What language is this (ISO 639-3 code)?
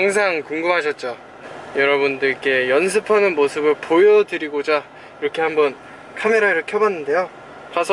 kor